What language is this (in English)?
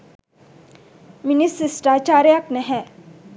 Sinhala